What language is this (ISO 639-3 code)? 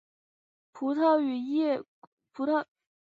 zho